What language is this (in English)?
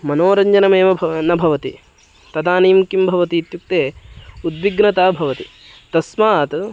Sanskrit